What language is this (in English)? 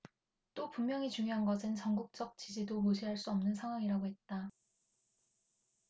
Korean